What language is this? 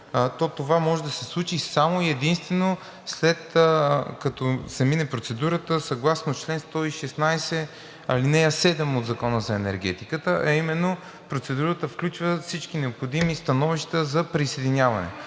Bulgarian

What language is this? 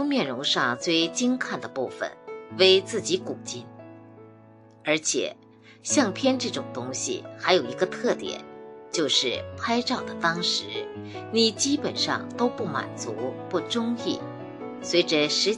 Chinese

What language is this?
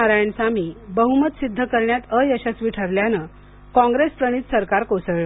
Marathi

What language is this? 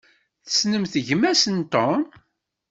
Kabyle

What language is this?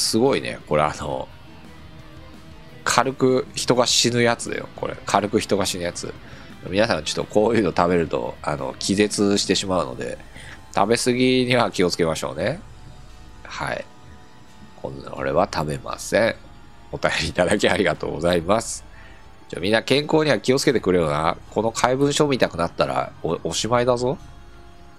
Japanese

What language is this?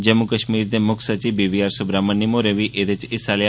Dogri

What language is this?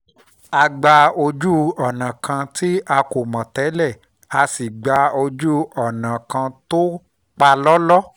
Yoruba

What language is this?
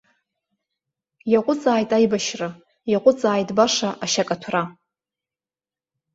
Abkhazian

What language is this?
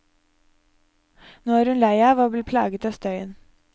Norwegian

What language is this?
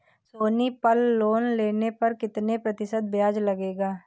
Hindi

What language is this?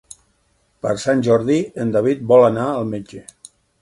Catalan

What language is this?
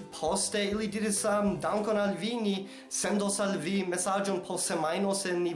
Esperanto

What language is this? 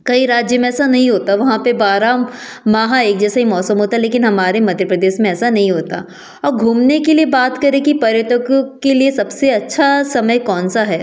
Hindi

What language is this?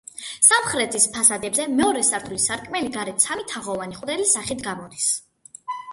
Georgian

